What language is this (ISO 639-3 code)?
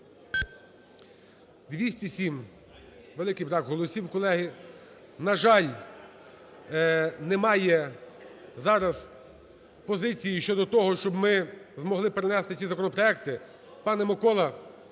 ukr